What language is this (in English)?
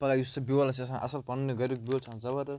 Kashmiri